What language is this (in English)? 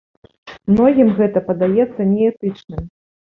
Belarusian